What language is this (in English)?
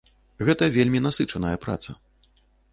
Belarusian